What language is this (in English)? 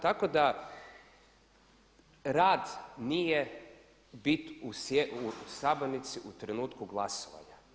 Croatian